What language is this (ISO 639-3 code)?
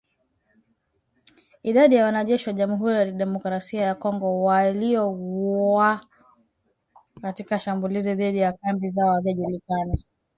swa